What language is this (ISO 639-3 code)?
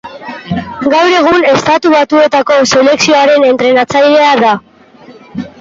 eus